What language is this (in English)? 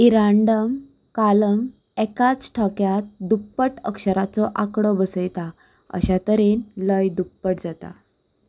Konkani